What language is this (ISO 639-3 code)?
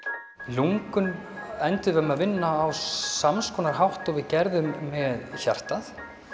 isl